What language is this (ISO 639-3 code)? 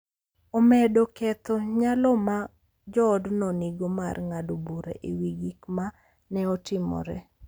luo